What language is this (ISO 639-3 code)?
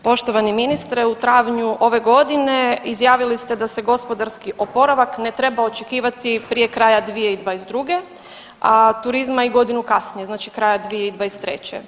hrv